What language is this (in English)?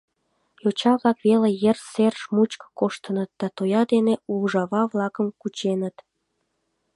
Mari